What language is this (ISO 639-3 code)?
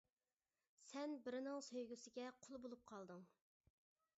uig